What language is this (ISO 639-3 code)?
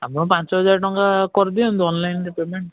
ori